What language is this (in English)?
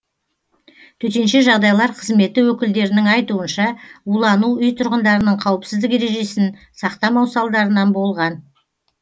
Kazakh